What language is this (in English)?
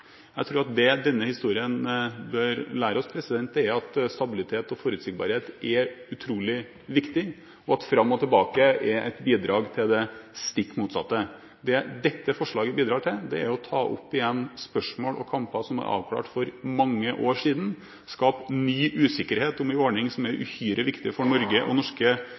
Norwegian Bokmål